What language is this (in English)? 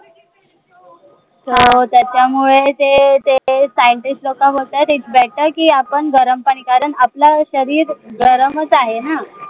Marathi